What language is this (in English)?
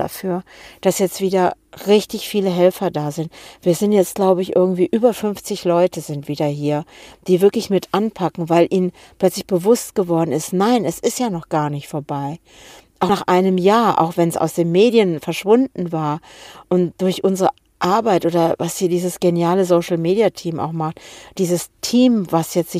German